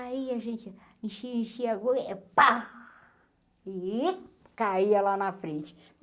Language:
Portuguese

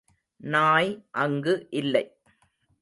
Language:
Tamil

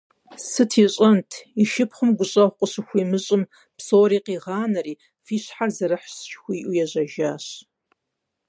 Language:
Kabardian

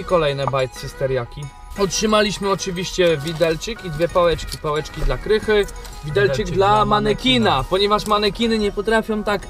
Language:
Polish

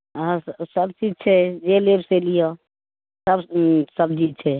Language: Maithili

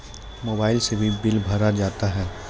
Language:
Maithili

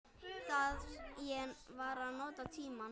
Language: Icelandic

